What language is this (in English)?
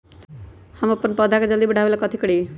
Magahi